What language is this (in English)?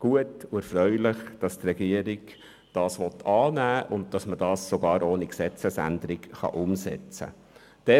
Swiss German